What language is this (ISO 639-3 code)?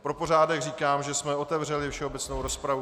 ces